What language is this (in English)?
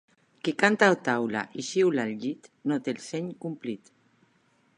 Catalan